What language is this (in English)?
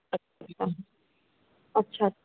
Sindhi